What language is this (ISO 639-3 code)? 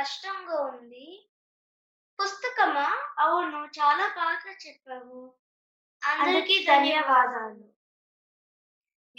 tel